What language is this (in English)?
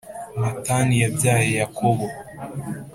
Kinyarwanda